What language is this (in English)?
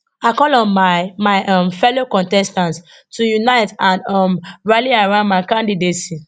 Nigerian Pidgin